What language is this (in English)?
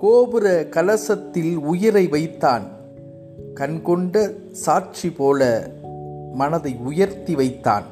Tamil